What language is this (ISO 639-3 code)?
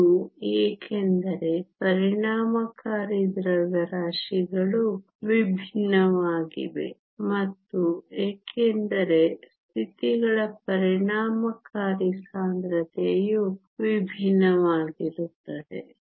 kan